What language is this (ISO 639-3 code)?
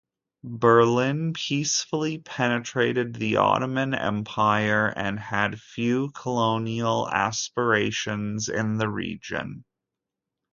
eng